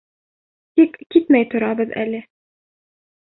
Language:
Bashkir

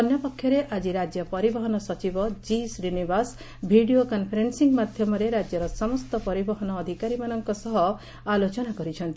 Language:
Odia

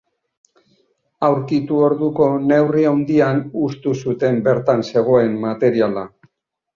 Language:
Basque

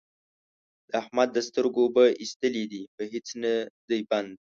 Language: Pashto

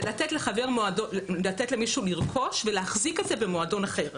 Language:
Hebrew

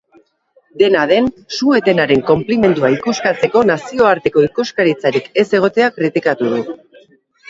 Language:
Basque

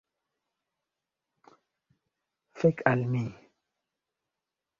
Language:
Esperanto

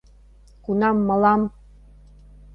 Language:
Mari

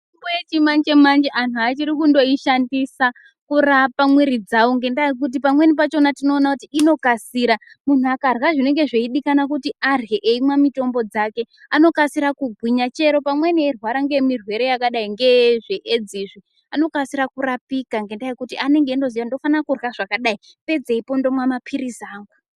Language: Ndau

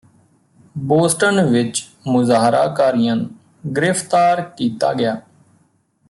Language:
Punjabi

